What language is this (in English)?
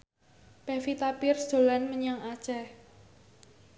Javanese